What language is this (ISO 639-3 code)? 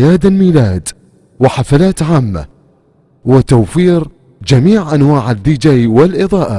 ara